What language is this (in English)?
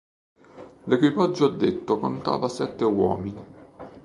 Italian